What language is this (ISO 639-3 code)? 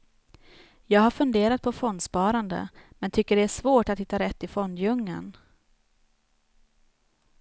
swe